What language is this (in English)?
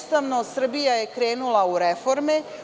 Serbian